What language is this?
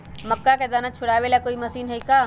Magahi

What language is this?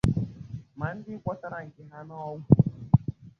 Igbo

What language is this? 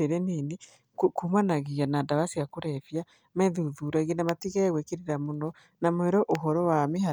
Kikuyu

